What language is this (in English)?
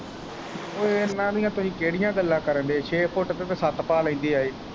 Punjabi